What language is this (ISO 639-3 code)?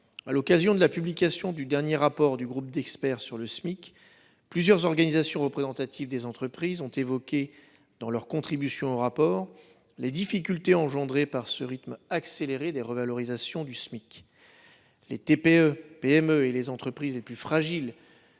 fra